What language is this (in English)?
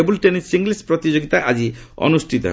Odia